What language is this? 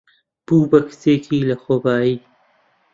Central Kurdish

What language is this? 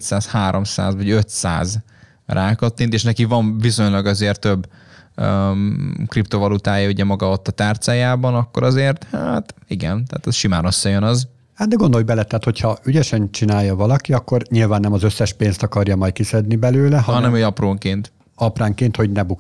Hungarian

